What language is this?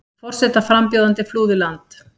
Icelandic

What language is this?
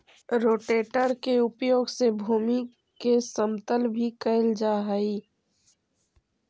Magahi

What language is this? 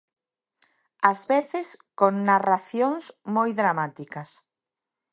Galician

